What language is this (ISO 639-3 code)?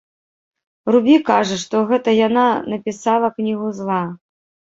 bel